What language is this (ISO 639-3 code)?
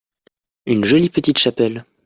fra